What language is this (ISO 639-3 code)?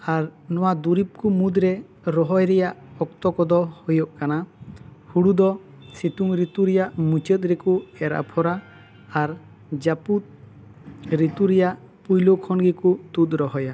sat